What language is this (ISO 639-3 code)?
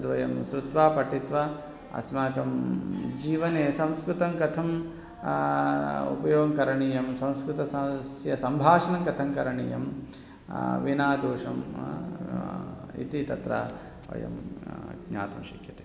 san